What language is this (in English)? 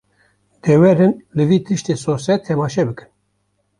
Kurdish